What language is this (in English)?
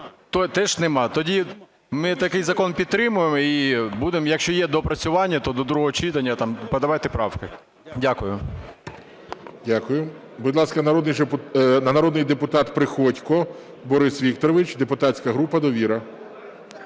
Ukrainian